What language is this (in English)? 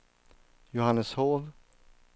Swedish